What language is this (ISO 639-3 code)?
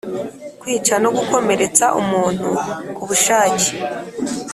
kin